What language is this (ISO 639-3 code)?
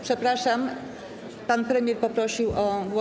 pol